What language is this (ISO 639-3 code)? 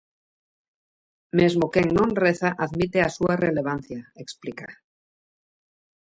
glg